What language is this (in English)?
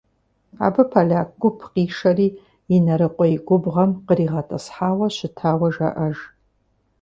Kabardian